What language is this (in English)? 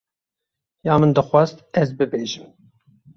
Kurdish